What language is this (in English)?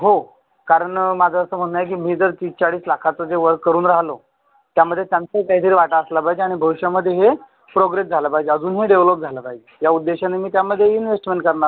Marathi